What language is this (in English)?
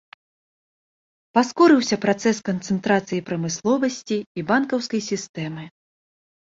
Belarusian